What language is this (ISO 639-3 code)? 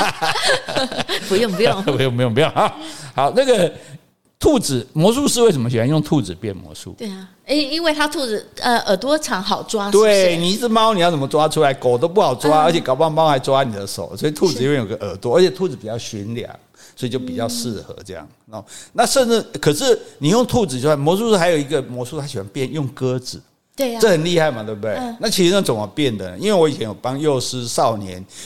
zho